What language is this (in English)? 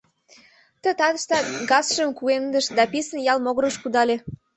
Mari